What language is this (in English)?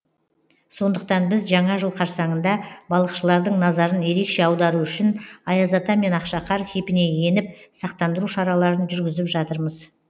Kazakh